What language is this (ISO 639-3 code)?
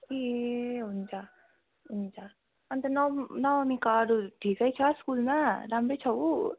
nep